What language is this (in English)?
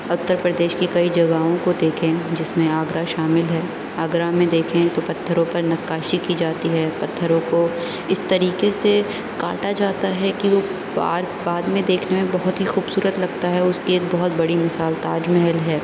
Urdu